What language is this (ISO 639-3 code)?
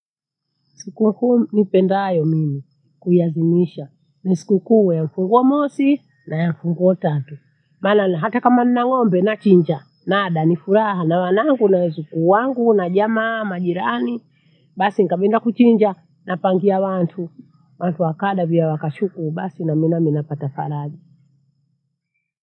bou